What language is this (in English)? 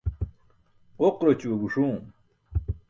Burushaski